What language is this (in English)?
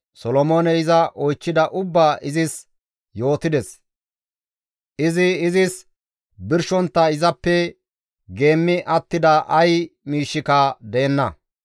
Gamo